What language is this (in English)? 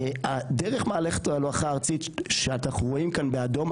Hebrew